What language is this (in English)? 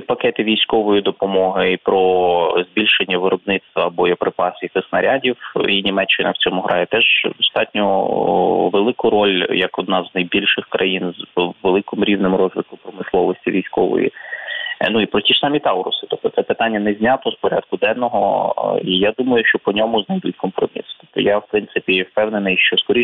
Ukrainian